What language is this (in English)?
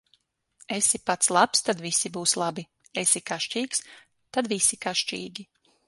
Latvian